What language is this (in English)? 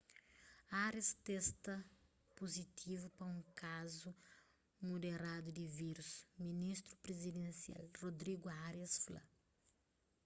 Kabuverdianu